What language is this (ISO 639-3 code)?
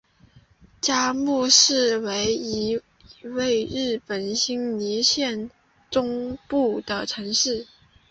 zho